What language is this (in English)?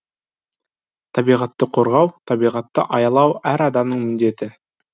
Kazakh